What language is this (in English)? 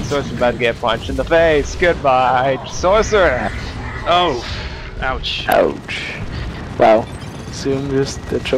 English